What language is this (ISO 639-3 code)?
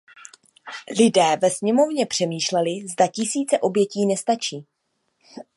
ces